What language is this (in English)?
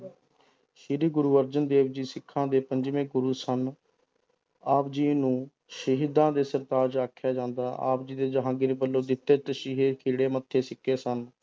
Punjabi